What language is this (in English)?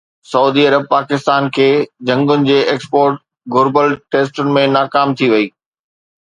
Sindhi